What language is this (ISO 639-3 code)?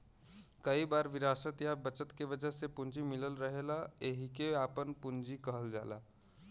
bho